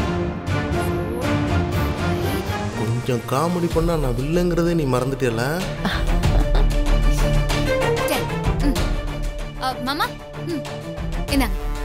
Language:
Korean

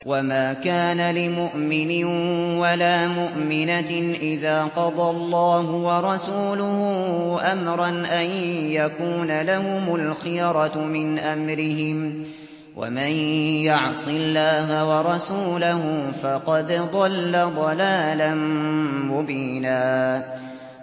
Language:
Arabic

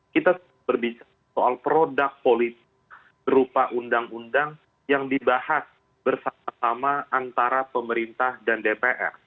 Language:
Indonesian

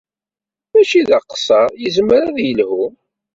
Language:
Kabyle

